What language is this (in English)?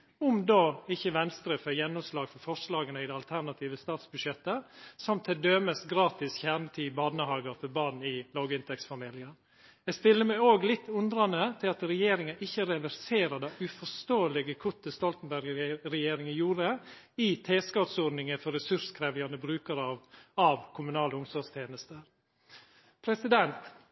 Norwegian Nynorsk